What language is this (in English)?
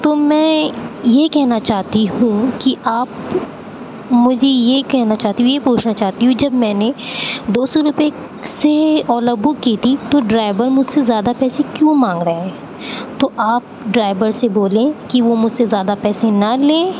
Urdu